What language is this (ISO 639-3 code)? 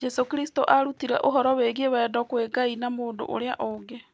kik